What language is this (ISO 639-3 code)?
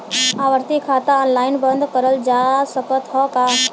bho